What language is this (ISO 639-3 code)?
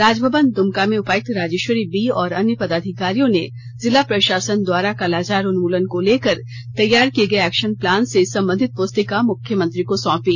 hin